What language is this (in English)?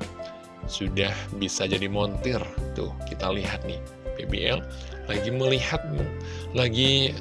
Indonesian